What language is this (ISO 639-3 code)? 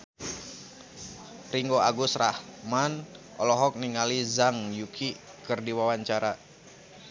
sun